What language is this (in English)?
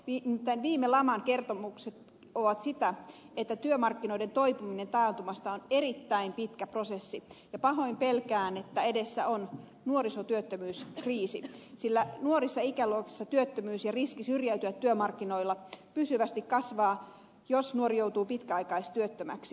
Finnish